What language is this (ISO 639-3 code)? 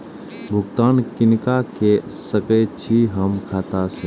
mai